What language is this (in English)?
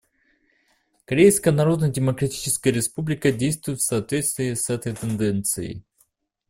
Russian